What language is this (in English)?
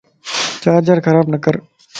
Lasi